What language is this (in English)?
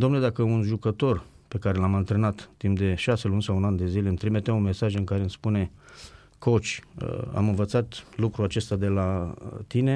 Romanian